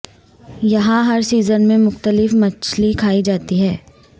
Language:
Urdu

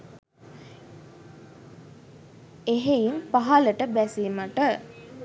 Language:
Sinhala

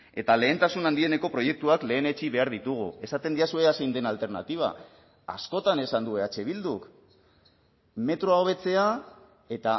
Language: Basque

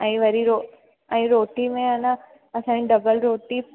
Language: Sindhi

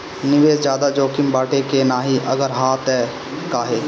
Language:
Bhojpuri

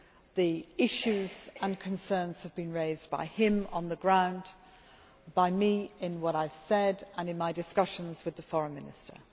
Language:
English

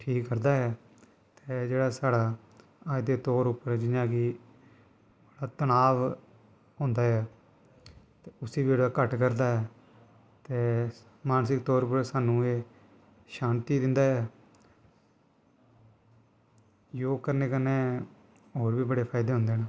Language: Dogri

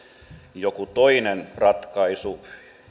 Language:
Finnish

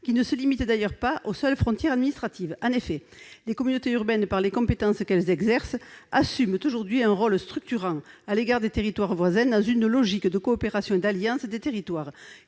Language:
French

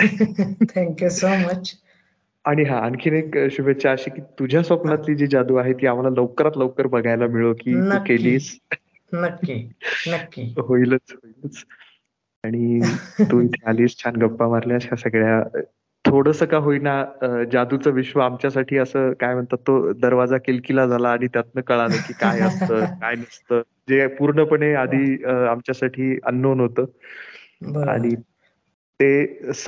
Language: Marathi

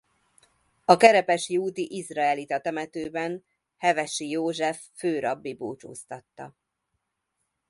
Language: Hungarian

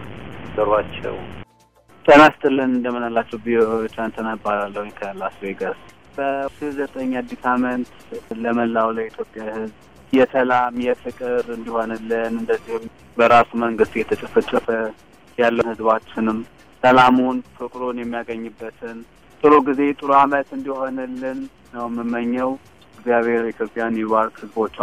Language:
Amharic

